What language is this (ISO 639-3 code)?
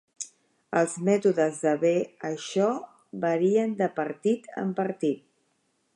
cat